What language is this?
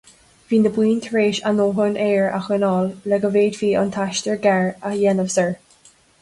Irish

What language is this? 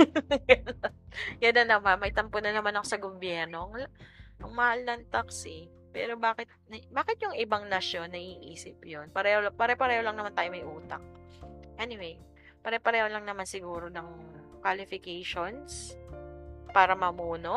Filipino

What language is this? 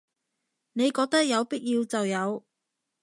Cantonese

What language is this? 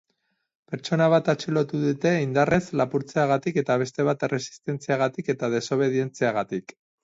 Basque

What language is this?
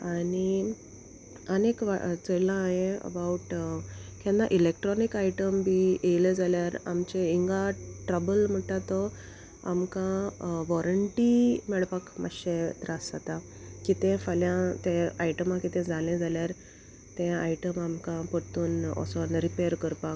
Konkani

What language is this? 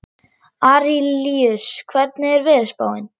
Icelandic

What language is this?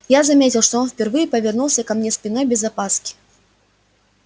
Russian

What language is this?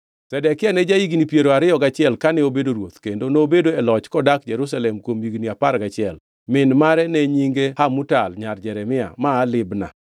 Luo (Kenya and Tanzania)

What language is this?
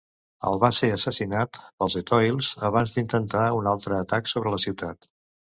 Catalan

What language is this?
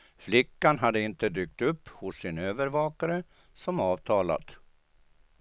Swedish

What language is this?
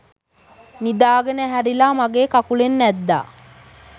Sinhala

